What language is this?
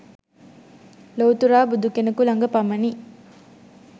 Sinhala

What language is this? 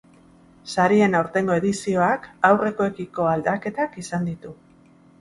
Basque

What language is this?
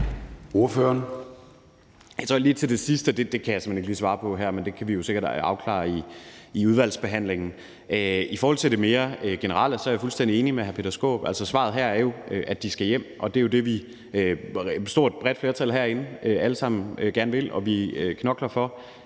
Danish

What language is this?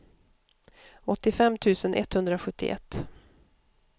Swedish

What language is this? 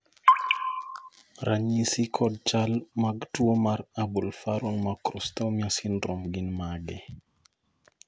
Luo (Kenya and Tanzania)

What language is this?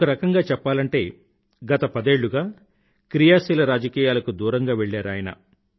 Telugu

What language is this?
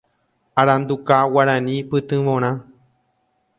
Guarani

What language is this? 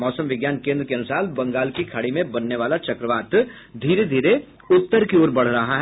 Hindi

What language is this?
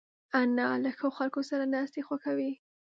Pashto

